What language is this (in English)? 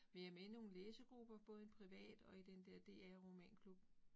Danish